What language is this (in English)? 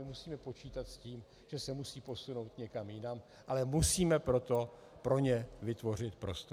Czech